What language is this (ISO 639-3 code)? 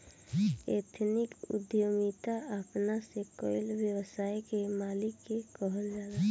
bho